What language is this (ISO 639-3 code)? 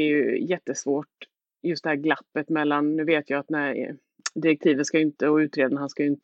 swe